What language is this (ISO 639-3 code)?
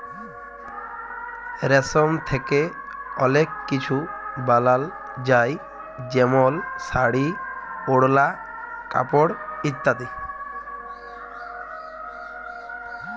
ben